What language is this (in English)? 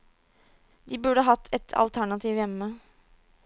Norwegian